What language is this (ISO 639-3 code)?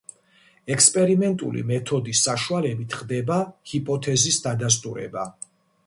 kat